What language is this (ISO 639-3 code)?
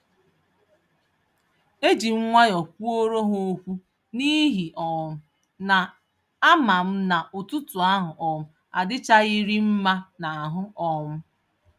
ibo